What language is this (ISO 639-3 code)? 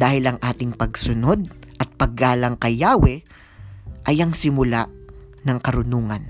fil